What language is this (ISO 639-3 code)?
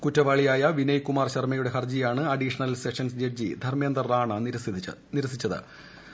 mal